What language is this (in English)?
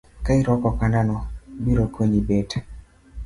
Luo (Kenya and Tanzania)